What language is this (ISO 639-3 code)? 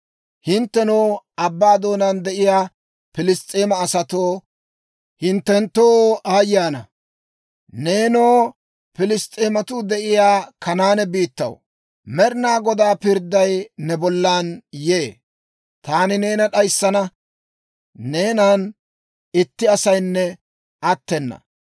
dwr